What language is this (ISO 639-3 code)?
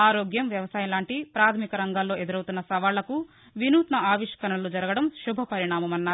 tel